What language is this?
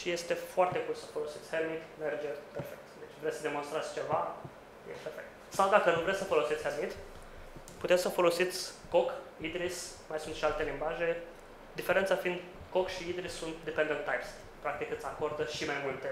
Romanian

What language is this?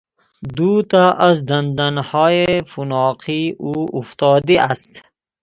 Persian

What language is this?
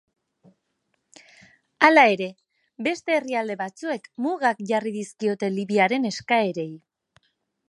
Basque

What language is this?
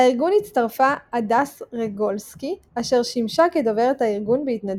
Hebrew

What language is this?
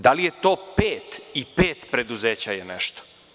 Serbian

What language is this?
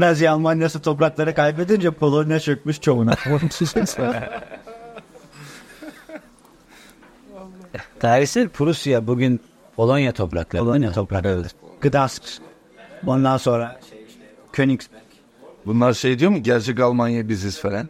Turkish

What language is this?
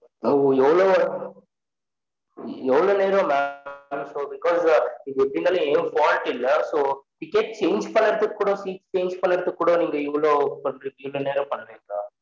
Tamil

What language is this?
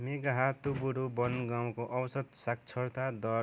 Nepali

